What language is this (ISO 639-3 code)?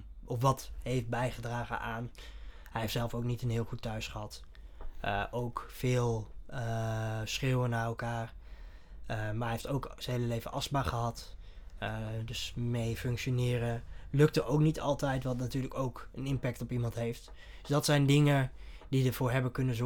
nld